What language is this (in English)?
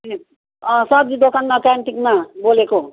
Nepali